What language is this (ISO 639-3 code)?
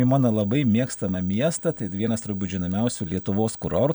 lit